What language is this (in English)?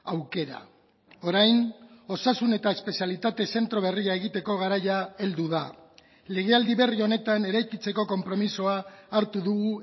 Basque